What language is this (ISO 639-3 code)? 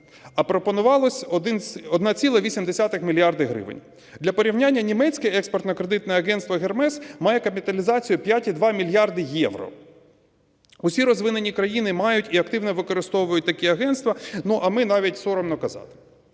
ukr